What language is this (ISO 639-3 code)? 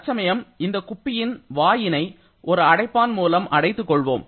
tam